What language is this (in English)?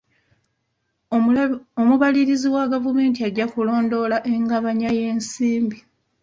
Ganda